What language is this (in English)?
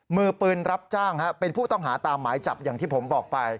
Thai